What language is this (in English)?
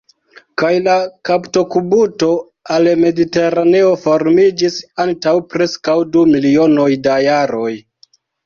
Esperanto